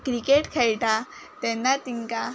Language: Konkani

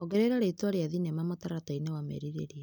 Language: Kikuyu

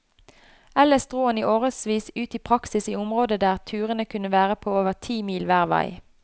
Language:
Norwegian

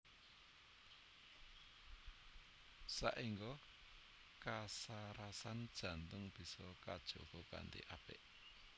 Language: Javanese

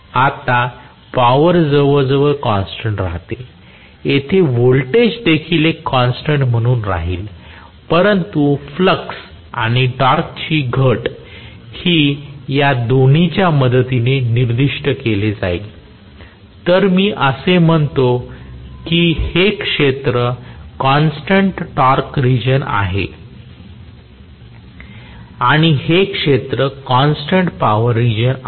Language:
Marathi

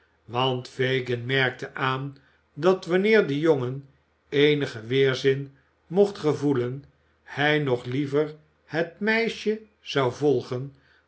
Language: Dutch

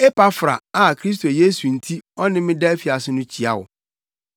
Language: Akan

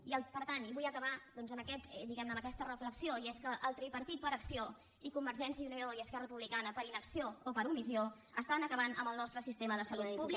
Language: Catalan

